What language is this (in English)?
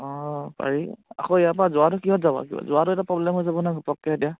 Assamese